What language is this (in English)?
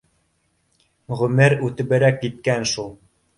Bashkir